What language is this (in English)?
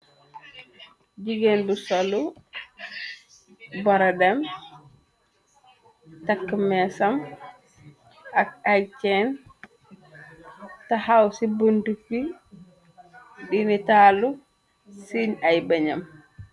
Wolof